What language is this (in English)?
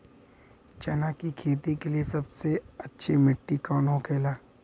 Bhojpuri